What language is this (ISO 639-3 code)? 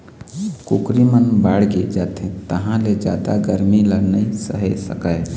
hne